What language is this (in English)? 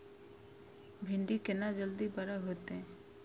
Maithili